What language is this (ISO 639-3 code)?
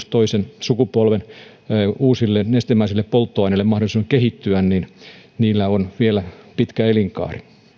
fin